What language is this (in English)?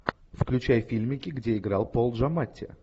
Russian